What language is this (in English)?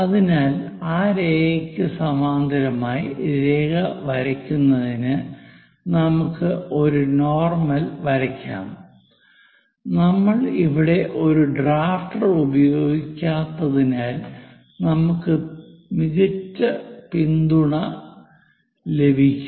Malayalam